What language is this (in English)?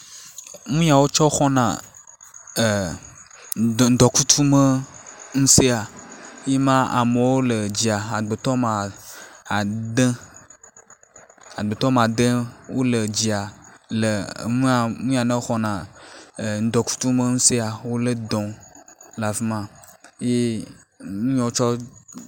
Ewe